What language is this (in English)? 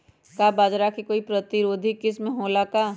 Magahi